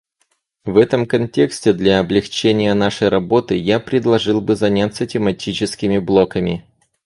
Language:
Russian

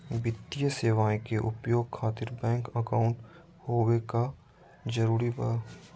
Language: Magahi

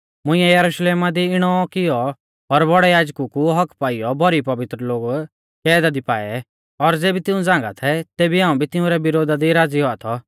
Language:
Mahasu Pahari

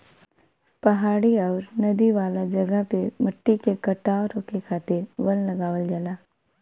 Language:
Bhojpuri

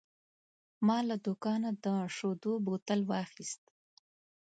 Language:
Pashto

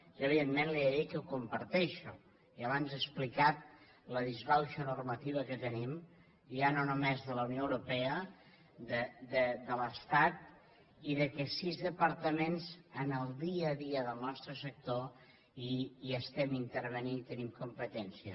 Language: Catalan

